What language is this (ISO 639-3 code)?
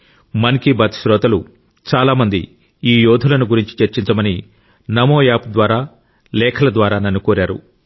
tel